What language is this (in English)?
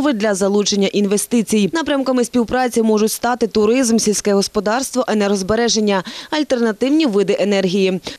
Ukrainian